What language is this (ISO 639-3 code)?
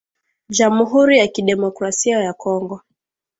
swa